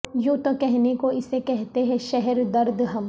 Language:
Urdu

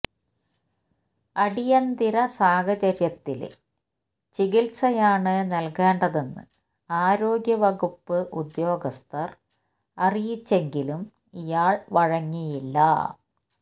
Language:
Malayalam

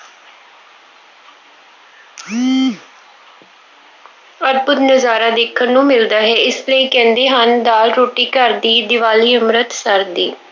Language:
Punjabi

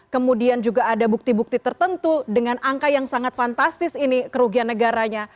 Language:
Indonesian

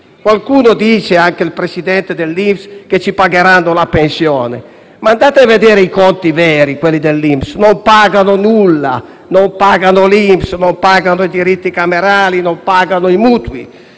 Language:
Italian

